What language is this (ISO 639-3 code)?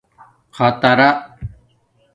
dmk